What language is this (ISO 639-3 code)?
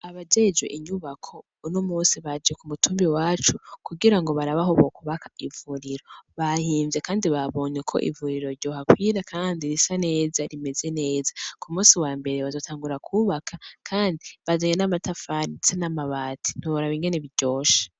run